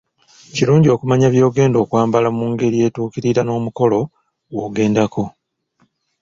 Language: Ganda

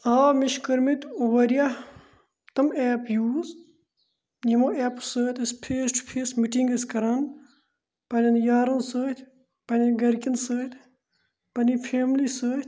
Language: Kashmiri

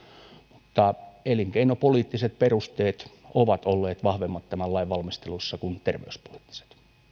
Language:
Finnish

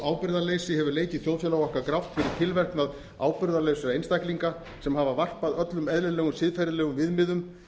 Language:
Icelandic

